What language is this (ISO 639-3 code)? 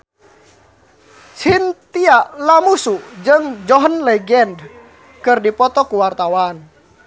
sun